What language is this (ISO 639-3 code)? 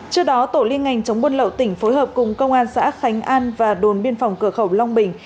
vie